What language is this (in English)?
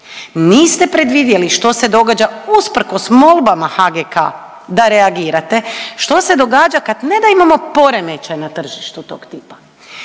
Croatian